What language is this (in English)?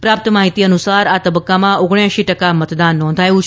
Gujarati